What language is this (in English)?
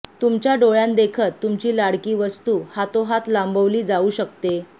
Marathi